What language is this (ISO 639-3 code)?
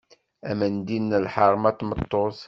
kab